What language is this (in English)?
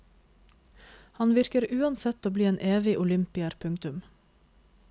Norwegian